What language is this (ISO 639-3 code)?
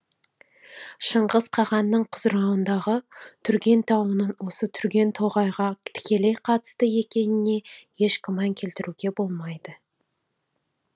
kaz